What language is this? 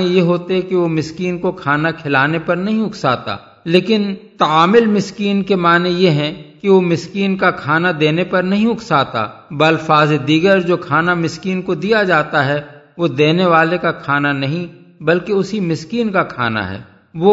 Urdu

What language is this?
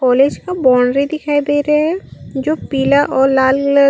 Chhattisgarhi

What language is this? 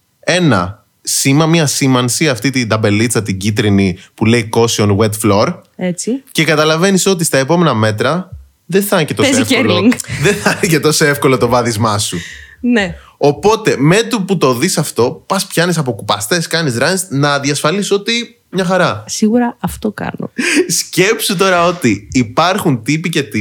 Greek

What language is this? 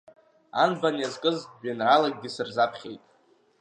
Abkhazian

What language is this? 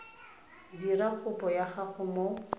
Tswana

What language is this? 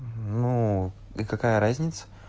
Russian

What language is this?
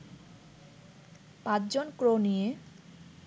Bangla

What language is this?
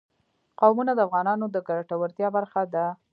Pashto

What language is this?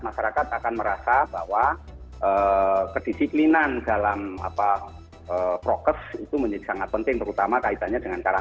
Indonesian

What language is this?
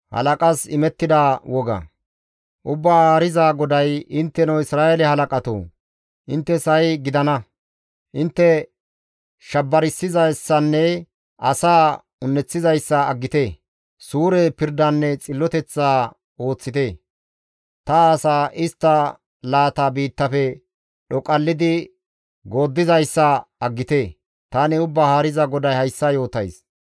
Gamo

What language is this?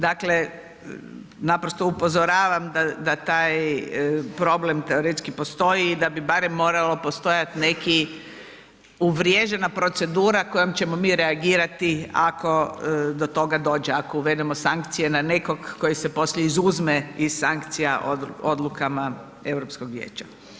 Croatian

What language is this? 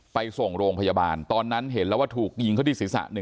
Thai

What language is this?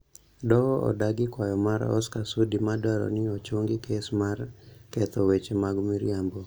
Luo (Kenya and Tanzania)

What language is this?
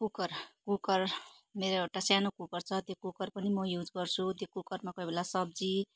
Nepali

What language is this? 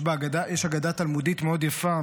Hebrew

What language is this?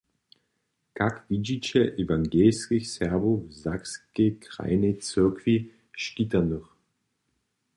Upper Sorbian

